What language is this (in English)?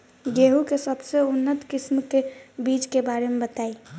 Bhojpuri